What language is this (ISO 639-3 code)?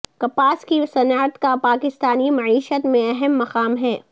urd